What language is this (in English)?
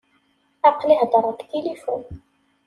Kabyle